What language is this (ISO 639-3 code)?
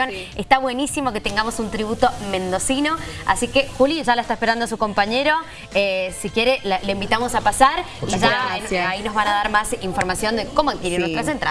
spa